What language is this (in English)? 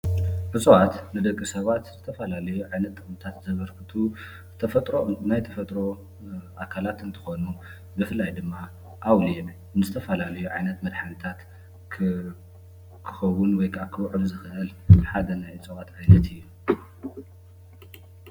Tigrinya